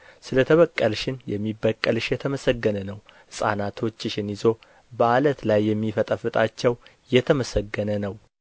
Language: Amharic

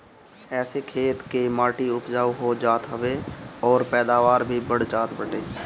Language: Bhojpuri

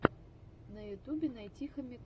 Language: Russian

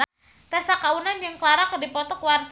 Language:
Sundanese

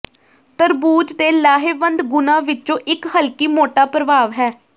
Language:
Punjabi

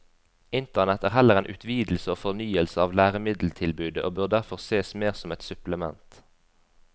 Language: Norwegian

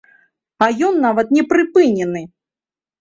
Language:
Belarusian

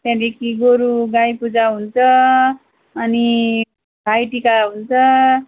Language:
Nepali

